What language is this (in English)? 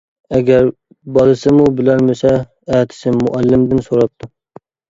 Uyghur